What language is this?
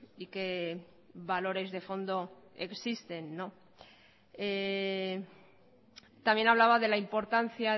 Spanish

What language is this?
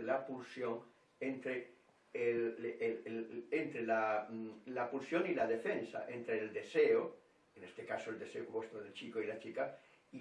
Spanish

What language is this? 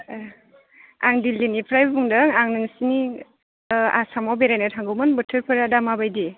Bodo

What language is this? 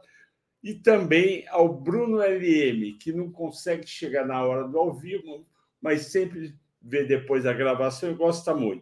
Portuguese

